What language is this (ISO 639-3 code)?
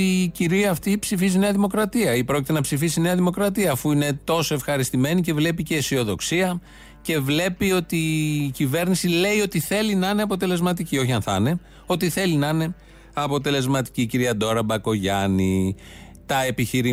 ell